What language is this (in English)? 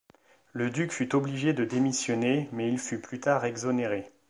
French